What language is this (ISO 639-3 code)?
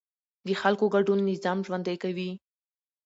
pus